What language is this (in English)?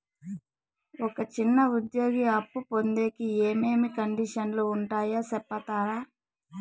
Telugu